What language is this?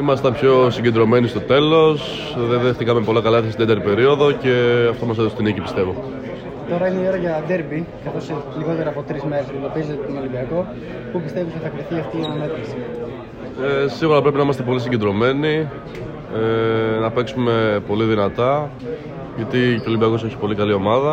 Greek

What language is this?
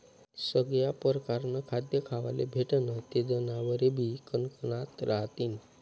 Marathi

